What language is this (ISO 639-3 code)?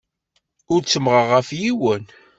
kab